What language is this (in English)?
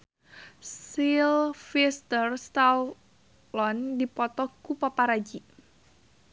Sundanese